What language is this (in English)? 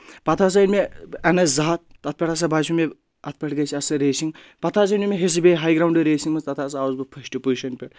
Kashmiri